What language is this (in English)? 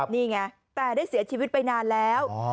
Thai